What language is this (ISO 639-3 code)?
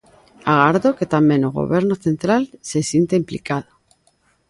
glg